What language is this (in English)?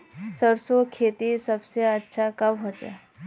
Magahi